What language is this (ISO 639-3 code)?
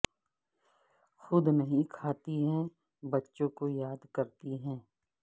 urd